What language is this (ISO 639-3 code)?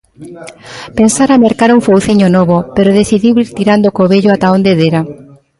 glg